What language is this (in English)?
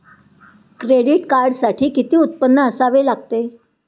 Marathi